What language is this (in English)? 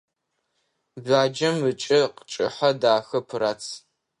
Adyghe